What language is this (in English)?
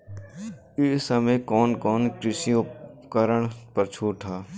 Bhojpuri